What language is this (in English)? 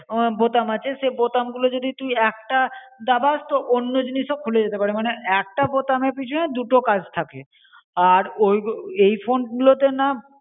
Bangla